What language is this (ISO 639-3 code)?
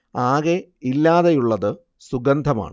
mal